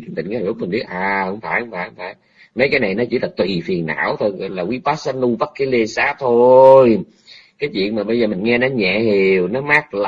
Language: Vietnamese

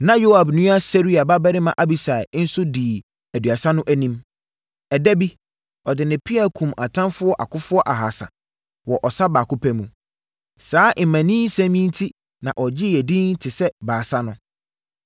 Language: Akan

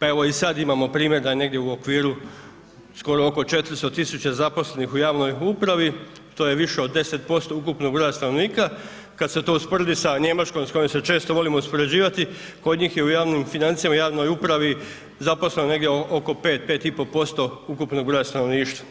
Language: Croatian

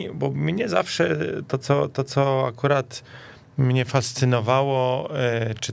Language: Polish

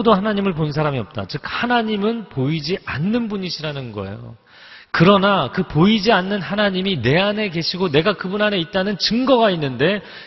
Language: Korean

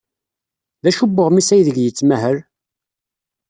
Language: Kabyle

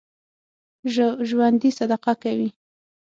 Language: Pashto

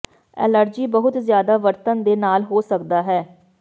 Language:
Punjabi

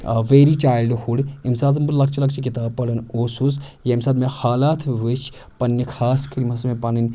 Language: Kashmiri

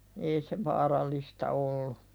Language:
Finnish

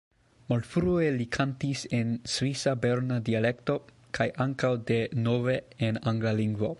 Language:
Esperanto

